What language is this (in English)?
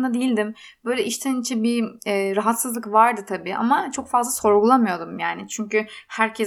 Turkish